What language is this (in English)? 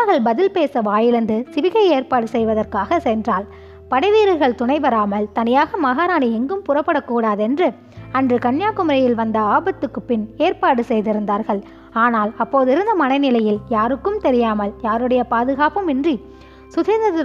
Tamil